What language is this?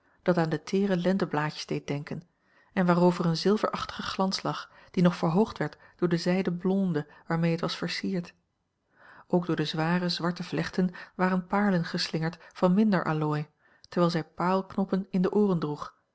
Dutch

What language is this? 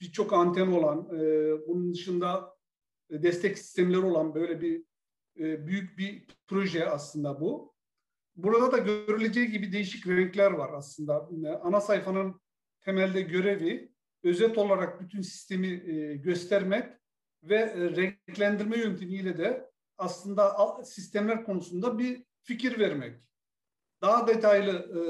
Turkish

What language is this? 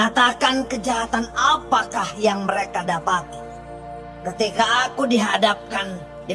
Indonesian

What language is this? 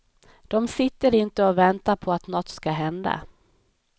Swedish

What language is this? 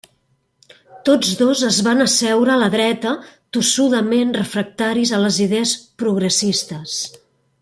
Catalan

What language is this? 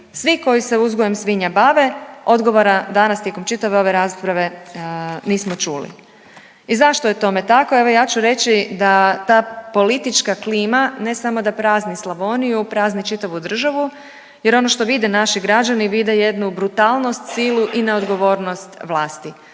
Croatian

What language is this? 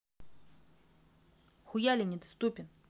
Russian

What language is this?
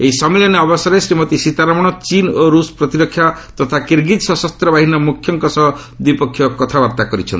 Odia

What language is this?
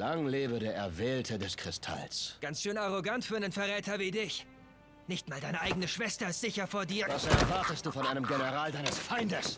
German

